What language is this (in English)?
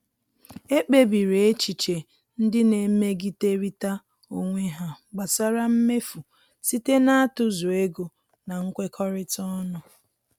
Igbo